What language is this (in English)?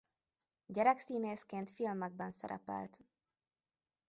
Hungarian